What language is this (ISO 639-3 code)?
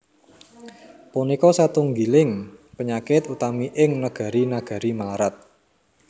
jav